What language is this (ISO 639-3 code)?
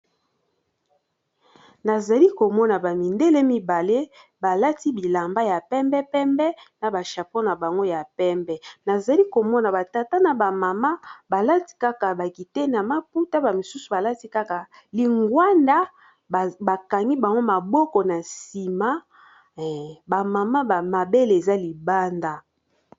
lin